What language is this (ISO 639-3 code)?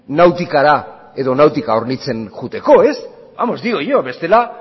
eus